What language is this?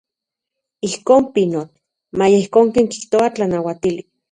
Central Puebla Nahuatl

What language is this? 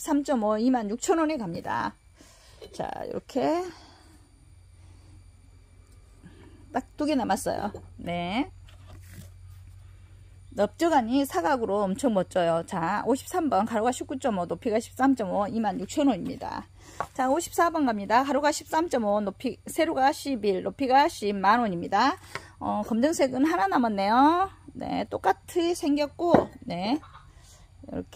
Korean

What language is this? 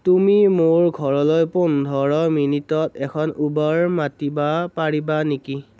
Assamese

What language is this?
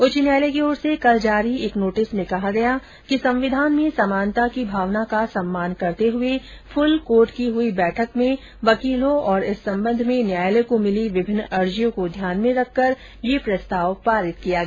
Hindi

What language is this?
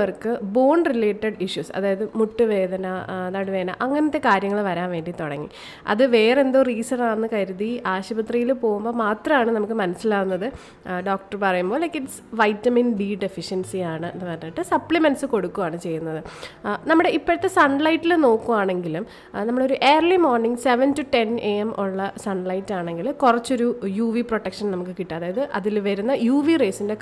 Malayalam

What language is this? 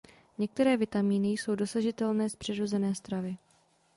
Czech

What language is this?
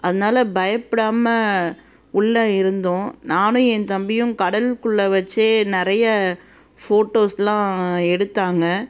Tamil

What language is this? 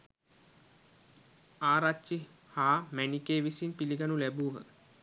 Sinhala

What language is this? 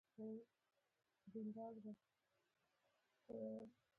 Pashto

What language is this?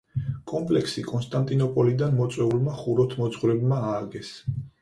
Georgian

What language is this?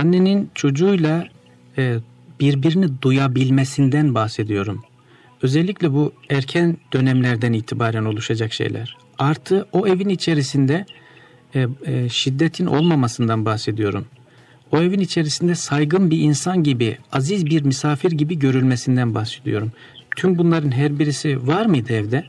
Turkish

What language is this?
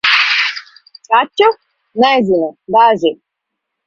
Latvian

